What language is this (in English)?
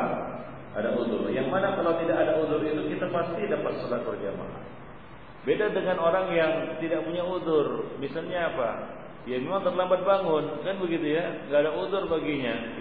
Malay